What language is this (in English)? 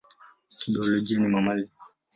Swahili